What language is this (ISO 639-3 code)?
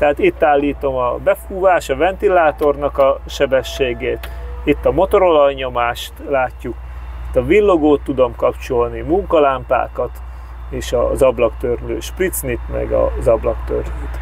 hun